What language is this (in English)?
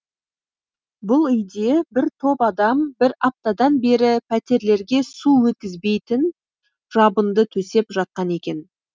Kazakh